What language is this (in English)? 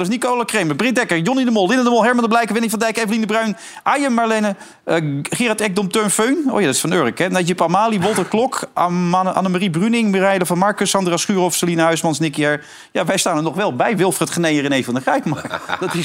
Dutch